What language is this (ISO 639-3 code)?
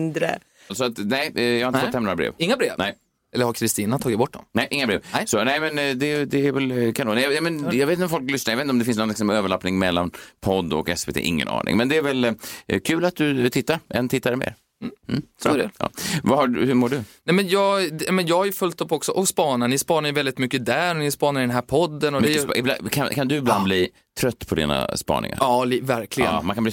swe